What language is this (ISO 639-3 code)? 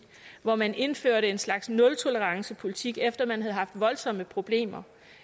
dan